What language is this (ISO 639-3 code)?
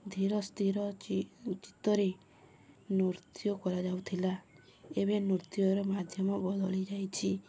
ori